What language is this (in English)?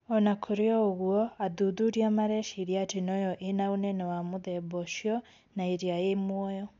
Kikuyu